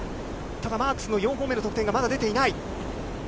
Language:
Japanese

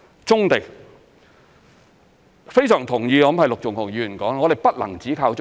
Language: Cantonese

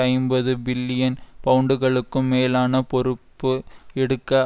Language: Tamil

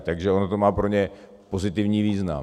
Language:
Czech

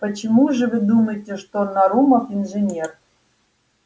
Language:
Russian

